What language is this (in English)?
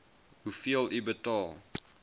Afrikaans